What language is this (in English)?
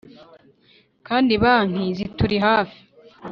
Kinyarwanda